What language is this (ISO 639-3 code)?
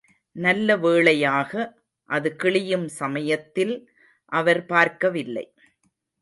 tam